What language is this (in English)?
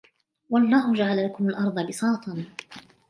Arabic